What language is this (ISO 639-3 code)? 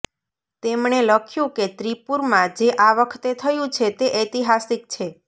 guj